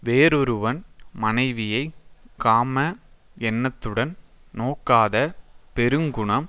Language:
Tamil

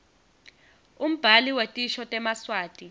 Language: Swati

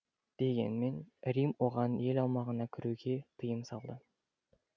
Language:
Kazakh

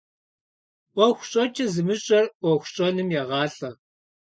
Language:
Kabardian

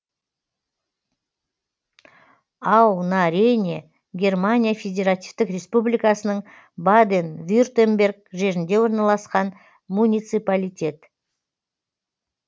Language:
Kazakh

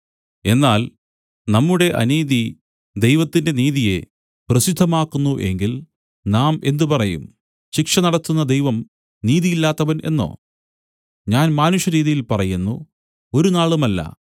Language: Malayalam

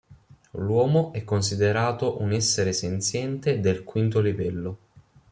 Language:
Italian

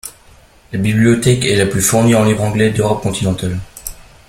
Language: French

